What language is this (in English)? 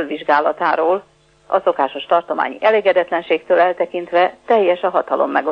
Hungarian